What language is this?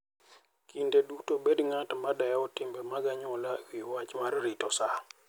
Luo (Kenya and Tanzania)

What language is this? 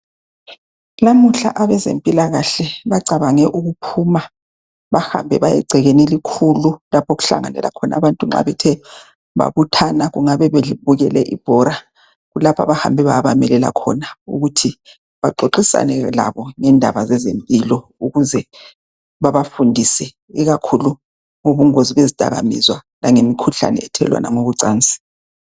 North Ndebele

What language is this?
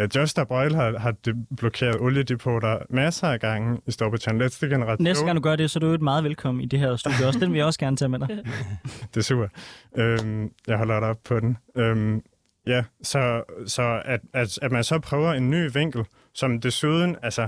Danish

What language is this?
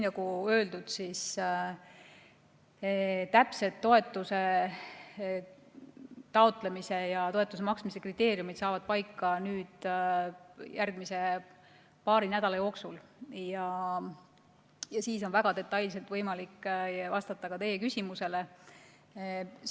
Estonian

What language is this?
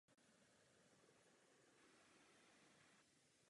Czech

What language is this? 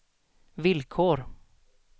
Swedish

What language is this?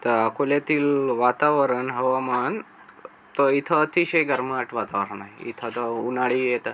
Marathi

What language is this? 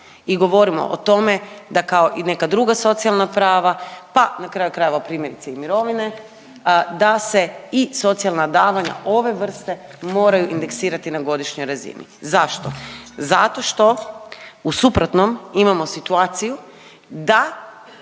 Croatian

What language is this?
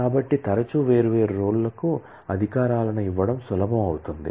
Telugu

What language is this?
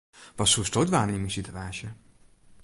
Western Frisian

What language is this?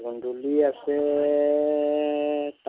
Assamese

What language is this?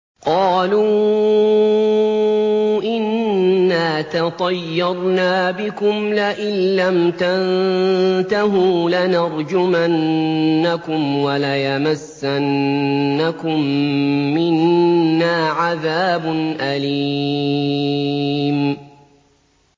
Arabic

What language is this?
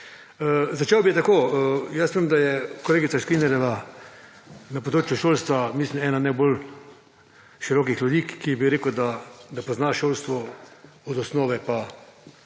Slovenian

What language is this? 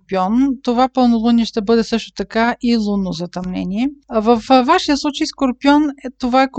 Bulgarian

